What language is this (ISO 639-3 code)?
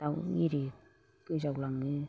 brx